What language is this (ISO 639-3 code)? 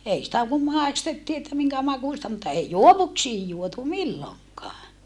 fin